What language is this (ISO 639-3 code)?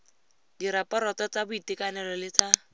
tsn